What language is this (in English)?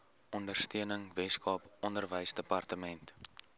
Afrikaans